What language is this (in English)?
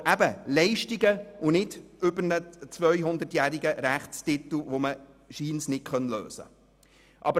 Swiss German